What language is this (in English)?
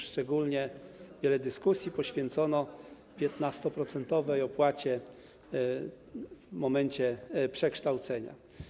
Polish